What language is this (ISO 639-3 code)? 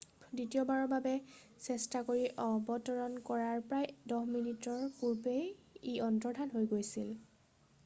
asm